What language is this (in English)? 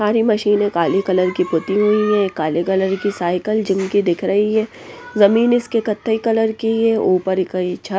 Hindi